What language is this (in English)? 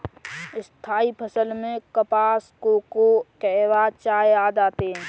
Hindi